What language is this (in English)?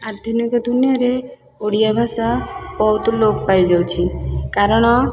Odia